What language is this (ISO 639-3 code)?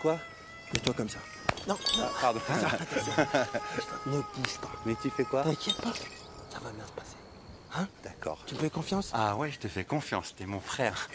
fra